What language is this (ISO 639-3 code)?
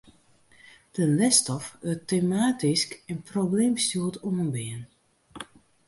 fry